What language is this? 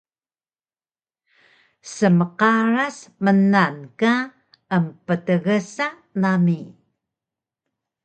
Taroko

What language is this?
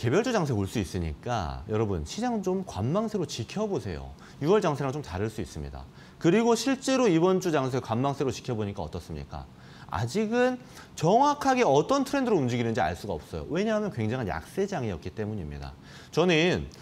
Korean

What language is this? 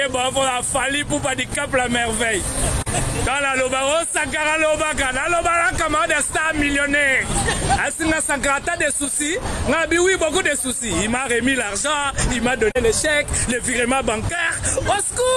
French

